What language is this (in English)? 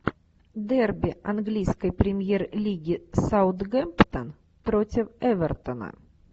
Russian